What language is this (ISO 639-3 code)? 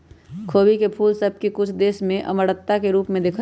mag